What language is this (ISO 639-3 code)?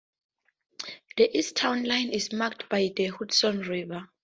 eng